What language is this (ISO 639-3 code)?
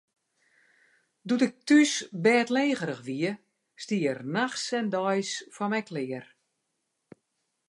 fry